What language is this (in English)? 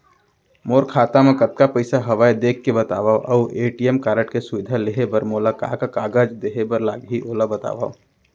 Chhattisgarhi